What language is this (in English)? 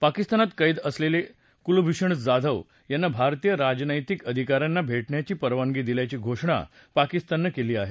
Marathi